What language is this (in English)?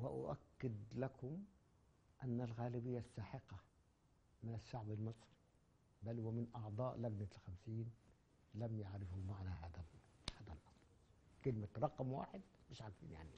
Arabic